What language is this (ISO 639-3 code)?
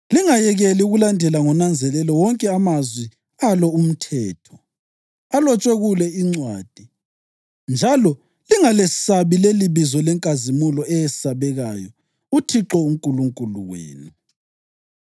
nde